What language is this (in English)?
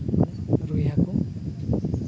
Santali